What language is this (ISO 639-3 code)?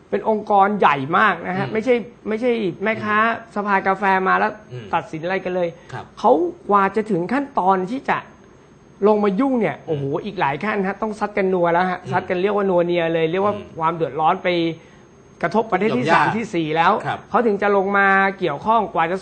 tha